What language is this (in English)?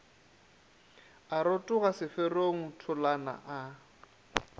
Northern Sotho